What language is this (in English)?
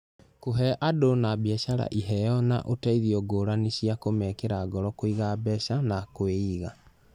Kikuyu